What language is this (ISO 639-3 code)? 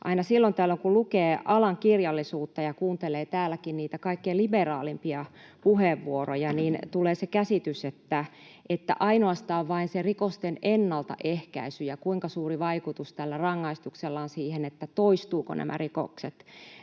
fin